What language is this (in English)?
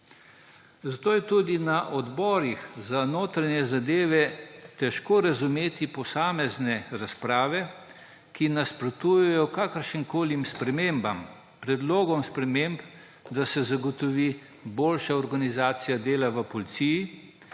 Slovenian